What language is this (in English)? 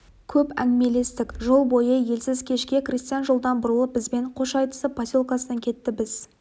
Kazakh